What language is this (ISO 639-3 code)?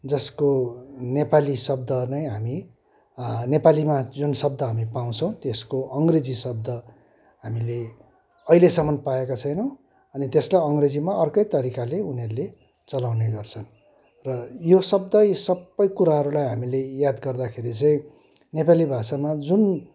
nep